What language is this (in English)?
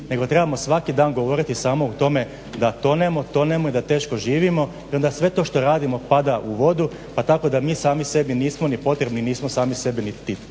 Croatian